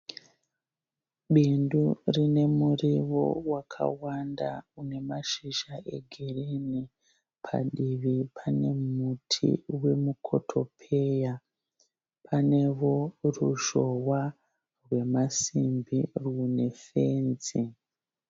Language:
Shona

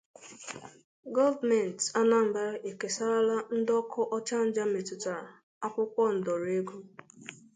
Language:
Igbo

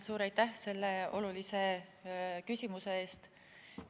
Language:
Estonian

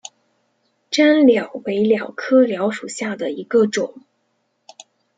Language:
Chinese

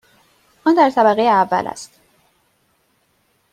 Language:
Persian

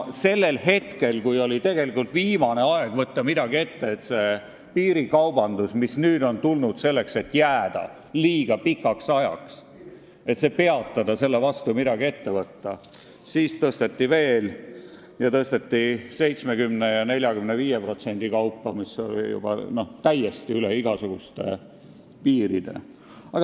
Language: Estonian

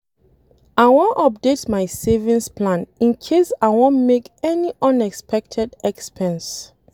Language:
Nigerian Pidgin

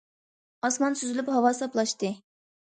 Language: Uyghur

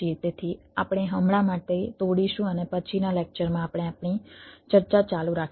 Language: Gujarati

